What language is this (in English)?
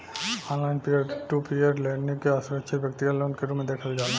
Bhojpuri